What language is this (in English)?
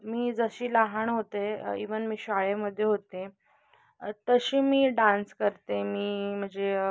Marathi